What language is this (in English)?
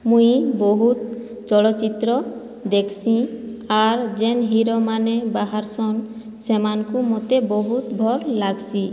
Odia